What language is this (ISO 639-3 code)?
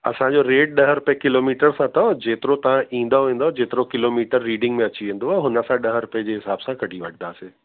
snd